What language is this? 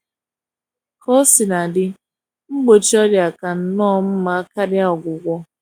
Igbo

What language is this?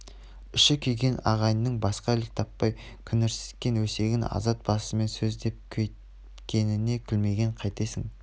Kazakh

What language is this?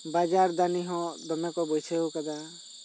Santali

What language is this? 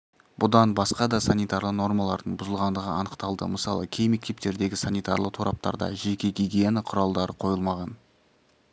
Kazakh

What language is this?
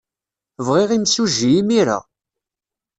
Kabyle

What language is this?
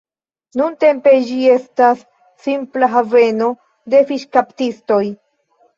Esperanto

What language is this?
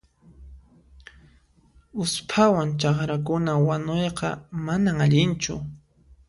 Puno Quechua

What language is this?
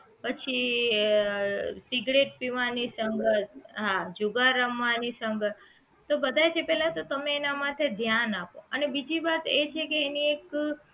Gujarati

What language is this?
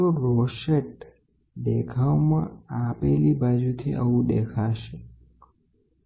Gujarati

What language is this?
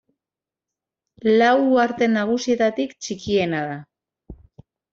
Basque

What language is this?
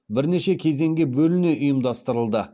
Kazakh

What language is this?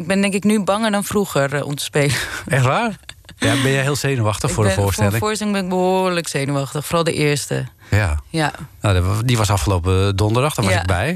Dutch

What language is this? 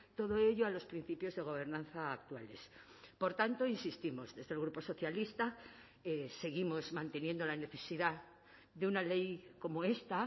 Spanish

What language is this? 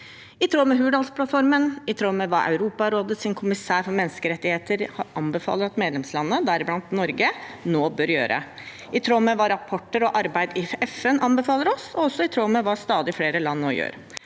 Norwegian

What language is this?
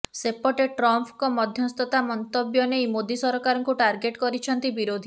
Odia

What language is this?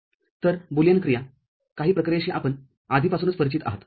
Marathi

